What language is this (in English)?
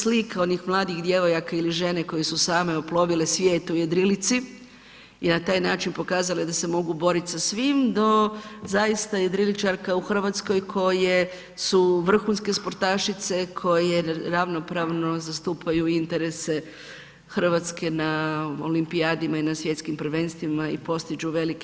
Croatian